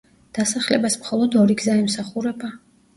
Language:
Georgian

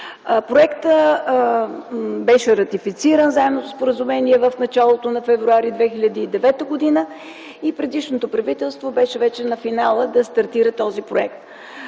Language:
Bulgarian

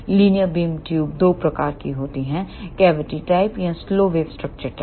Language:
Hindi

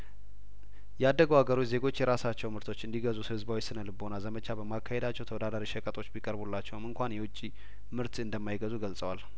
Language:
Amharic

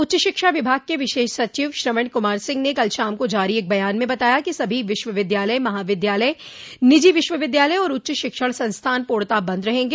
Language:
Hindi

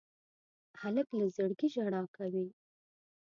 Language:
Pashto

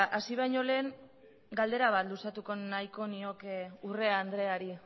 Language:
Basque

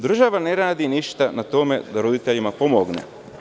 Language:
Serbian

